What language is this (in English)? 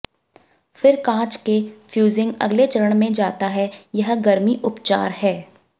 Hindi